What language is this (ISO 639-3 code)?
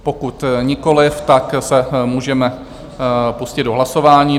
ces